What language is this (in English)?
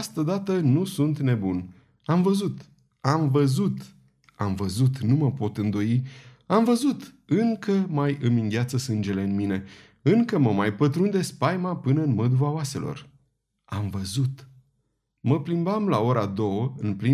Romanian